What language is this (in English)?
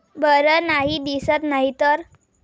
Marathi